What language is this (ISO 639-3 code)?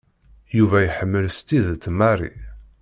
kab